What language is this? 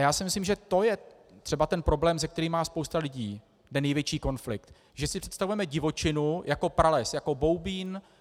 Czech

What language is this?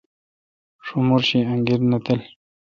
Kalkoti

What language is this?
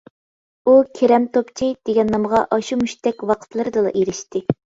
Uyghur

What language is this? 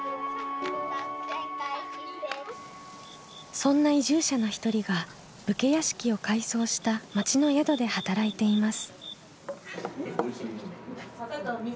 Japanese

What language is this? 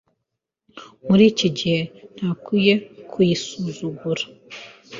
Kinyarwanda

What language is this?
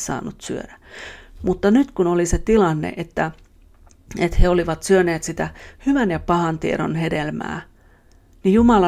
Finnish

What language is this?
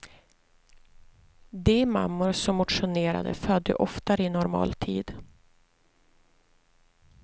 Swedish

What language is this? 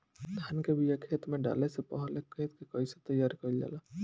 Bhojpuri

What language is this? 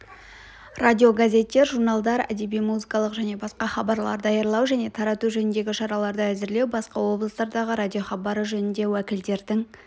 Kazakh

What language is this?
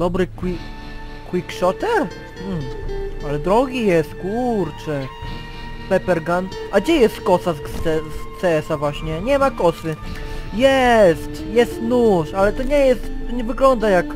Polish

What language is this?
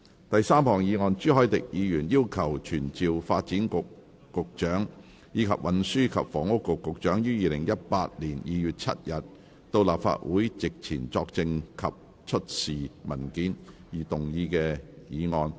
Cantonese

